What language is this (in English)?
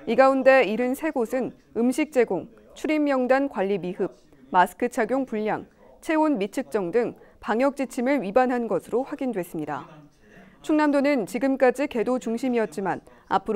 Korean